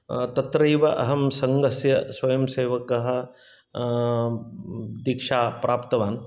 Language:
Sanskrit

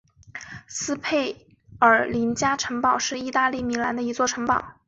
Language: Chinese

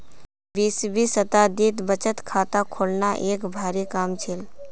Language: Magahi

